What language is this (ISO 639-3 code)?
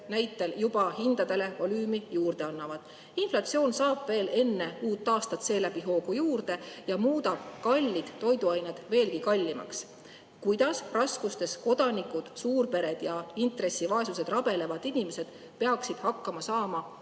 est